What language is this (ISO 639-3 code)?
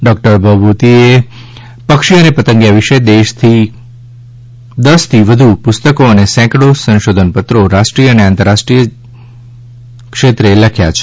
guj